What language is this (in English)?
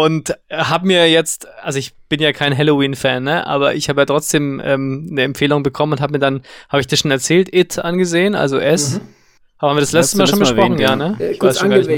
German